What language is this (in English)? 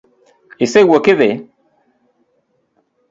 Luo (Kenya and Tanzania)